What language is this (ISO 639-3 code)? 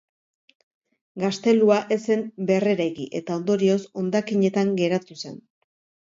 eus